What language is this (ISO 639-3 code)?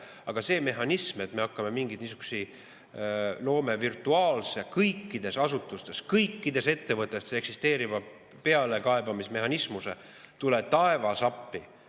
est